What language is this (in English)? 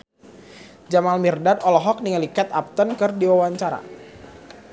Sundanese